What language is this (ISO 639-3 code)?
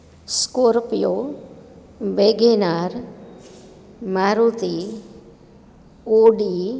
guj